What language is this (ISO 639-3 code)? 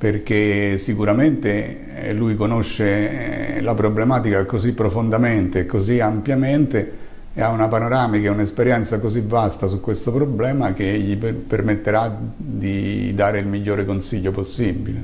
ita